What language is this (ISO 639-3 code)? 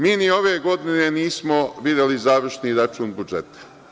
srp